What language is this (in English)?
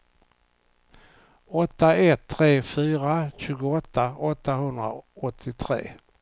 Swedish